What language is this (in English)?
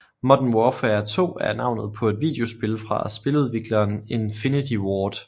Danish